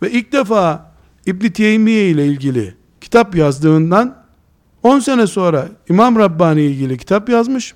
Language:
Turkish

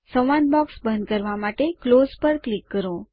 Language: Gujarati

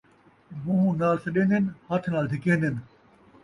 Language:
Saraiki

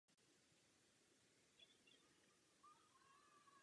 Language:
Czech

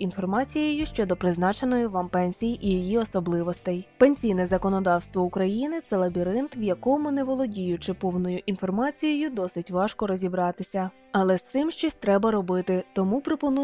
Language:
Ukrainian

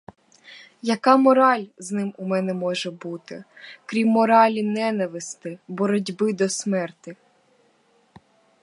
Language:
Ukrainian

